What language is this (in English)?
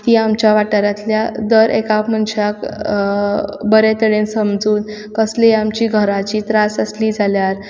Konkani